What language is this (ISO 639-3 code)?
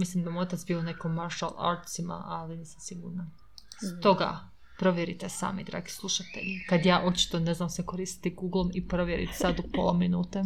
hrv